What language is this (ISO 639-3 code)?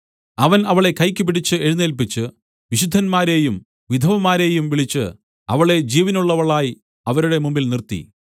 mal